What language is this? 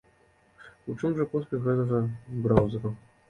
Belarusian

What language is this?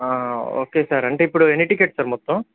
Telugu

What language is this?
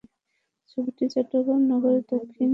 Bangla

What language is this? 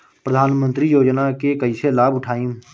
Bhojpuri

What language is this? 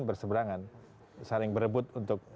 Indonesian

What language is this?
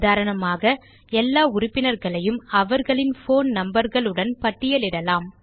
Tamil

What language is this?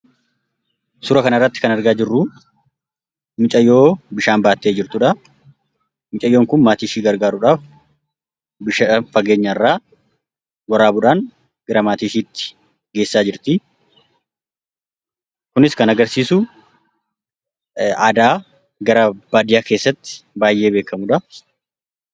Oromo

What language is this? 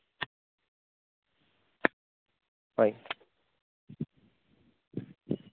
Assamese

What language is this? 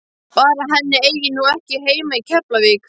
Icelandic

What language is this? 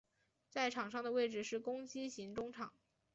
Chinese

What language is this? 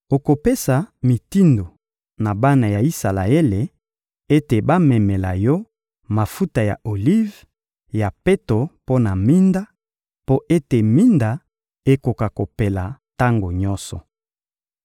Lingala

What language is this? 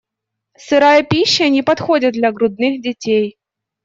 Russian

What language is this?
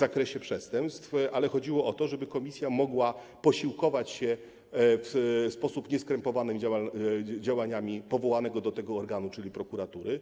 Polish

